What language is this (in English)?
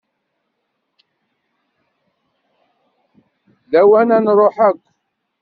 Kabyle